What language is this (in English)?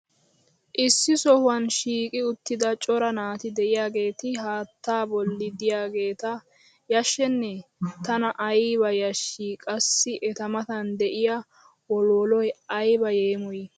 Wolaytta